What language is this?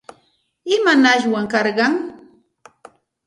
Santa Ana de Tusi Pasco Quechua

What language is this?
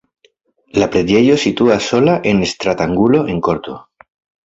Esperanto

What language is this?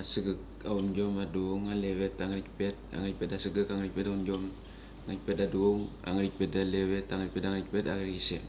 Mali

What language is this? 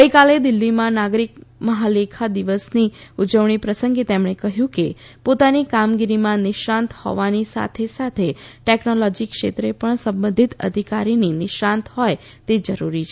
Gujarati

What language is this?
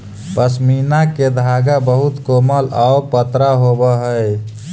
Magahi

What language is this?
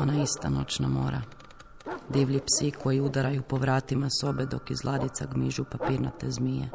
Croatian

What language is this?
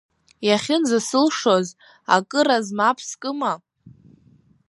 Abkhazian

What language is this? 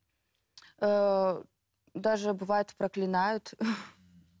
Kazakh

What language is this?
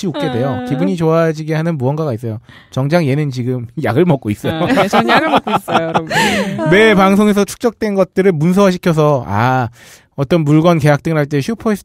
Korean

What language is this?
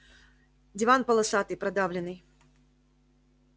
Russian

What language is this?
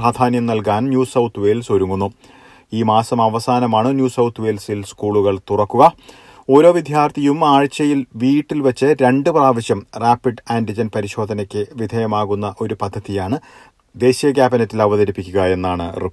Malayalam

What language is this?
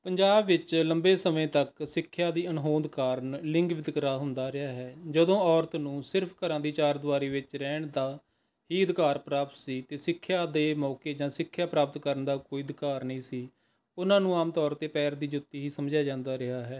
Punjabi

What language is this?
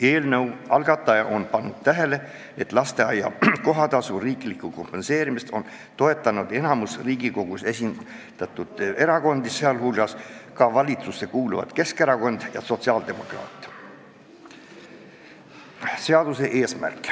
Estonian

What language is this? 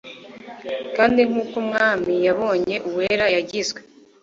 Kinyarwanda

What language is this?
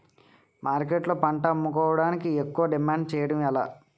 Telugu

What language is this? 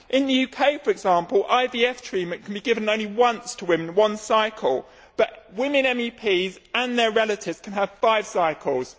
English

